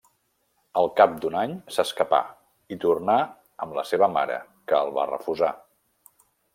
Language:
Catalan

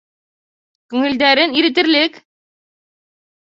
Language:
Bashkir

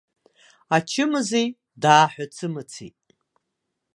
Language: Abkhazian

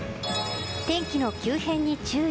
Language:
Japanese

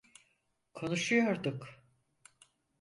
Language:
Turkish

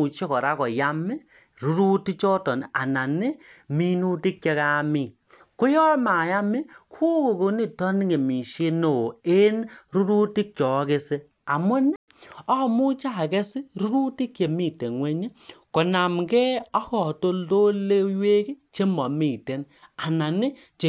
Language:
Kalenjin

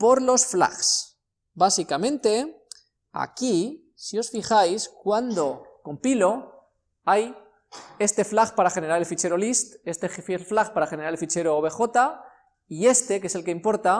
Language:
Spanish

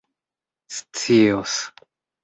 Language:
Esperanto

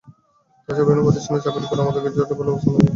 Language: Bangla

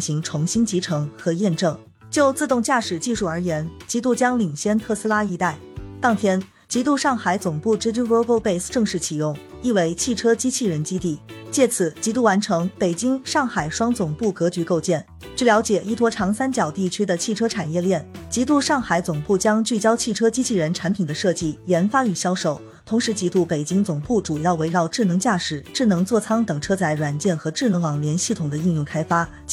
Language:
Chinese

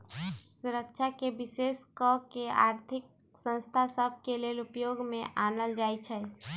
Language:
Magahi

